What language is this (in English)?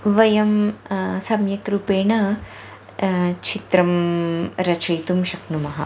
Sanskrit